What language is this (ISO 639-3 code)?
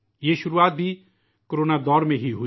urd